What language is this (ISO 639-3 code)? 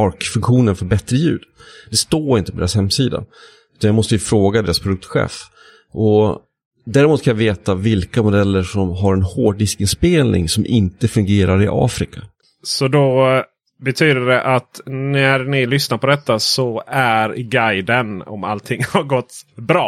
swe